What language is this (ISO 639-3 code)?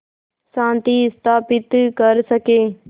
hin